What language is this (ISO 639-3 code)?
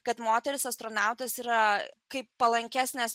lit